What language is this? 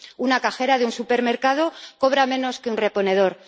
Spanish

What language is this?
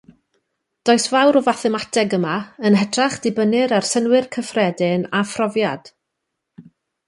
Welsh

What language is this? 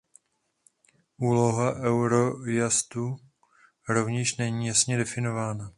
Czech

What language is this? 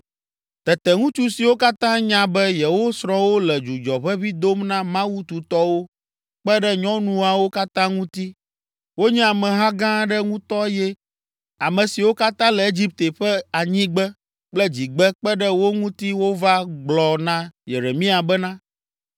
Ewe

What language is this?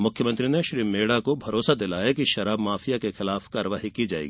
Hindi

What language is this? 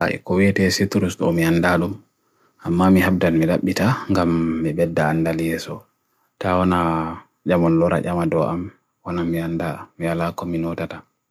Bagirmi Fulfulde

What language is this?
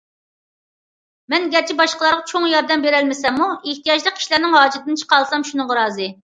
Uyghur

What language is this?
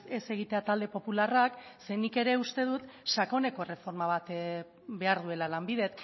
Basque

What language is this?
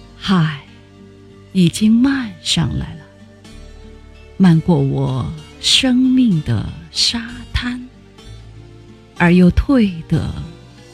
Chinese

